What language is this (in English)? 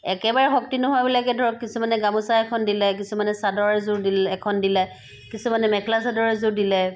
Assamese